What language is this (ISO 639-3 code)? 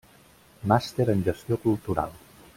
cat